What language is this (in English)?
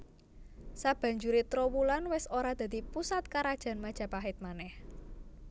Javanese